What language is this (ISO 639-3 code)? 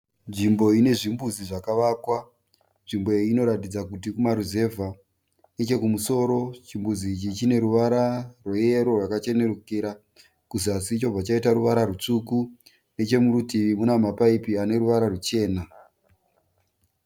sna